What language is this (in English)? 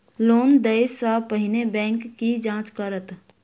Maithili